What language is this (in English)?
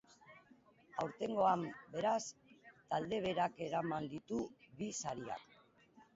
Basque